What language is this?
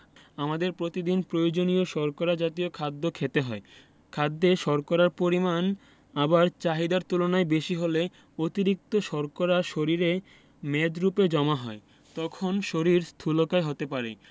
Bangla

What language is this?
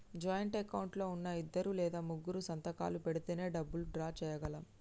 Telugu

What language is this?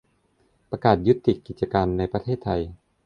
Thai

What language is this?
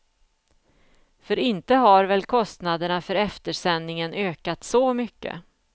Swedish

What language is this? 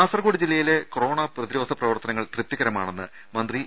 Malayalam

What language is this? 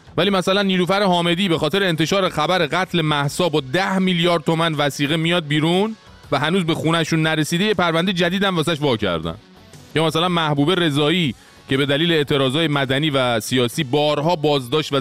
Persian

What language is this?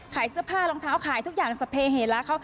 Thai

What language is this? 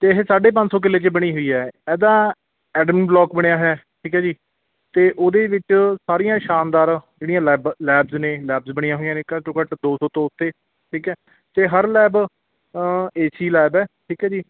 Punjabi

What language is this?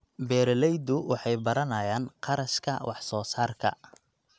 Somali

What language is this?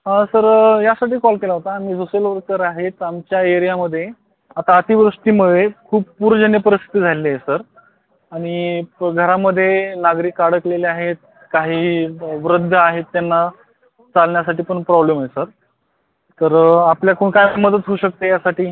Marathi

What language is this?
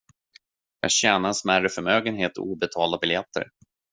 Swedish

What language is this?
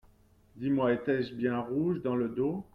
French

